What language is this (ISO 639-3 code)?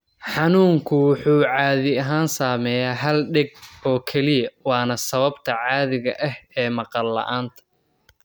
som